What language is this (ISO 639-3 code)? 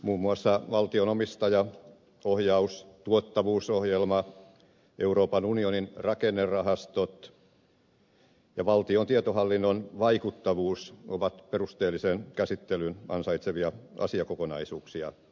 fin